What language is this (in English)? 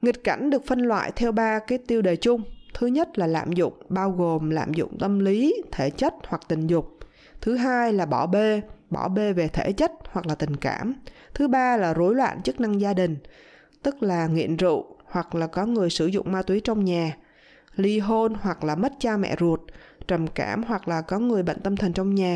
Vietnamese